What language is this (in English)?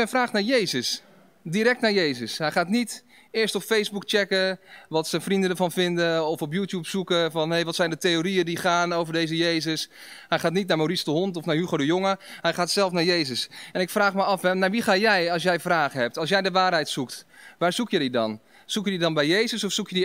Dutch